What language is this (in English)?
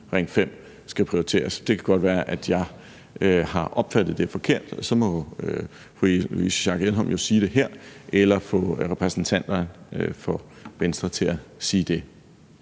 Danish